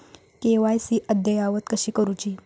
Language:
Marathi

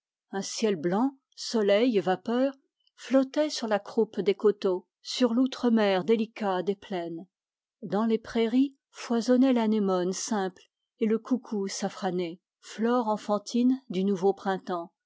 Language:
French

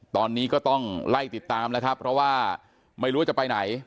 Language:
Thai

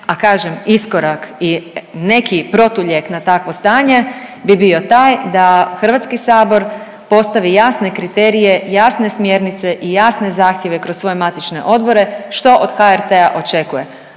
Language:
Croatian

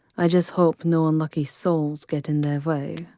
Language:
English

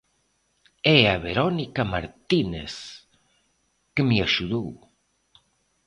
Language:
Galician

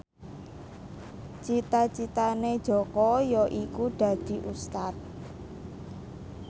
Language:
Javanese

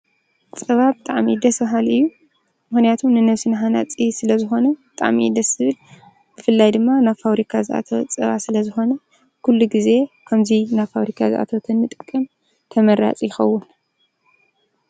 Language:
Tigrinya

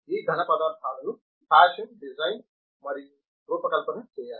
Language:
Telugu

